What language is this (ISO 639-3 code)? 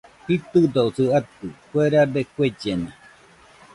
hux